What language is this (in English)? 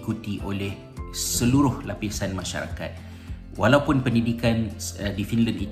Malay